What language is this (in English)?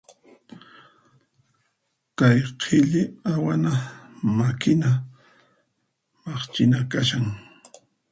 Puno Quechua